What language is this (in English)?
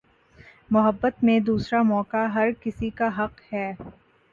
Urdu